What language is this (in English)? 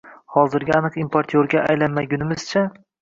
Uzbek